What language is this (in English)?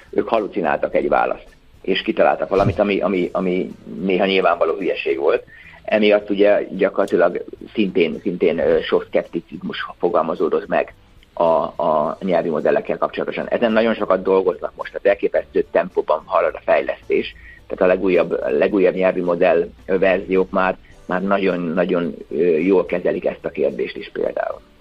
Hungarian